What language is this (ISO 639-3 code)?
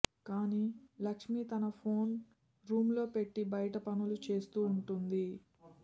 tel